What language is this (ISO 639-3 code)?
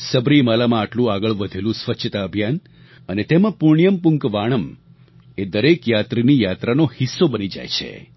guj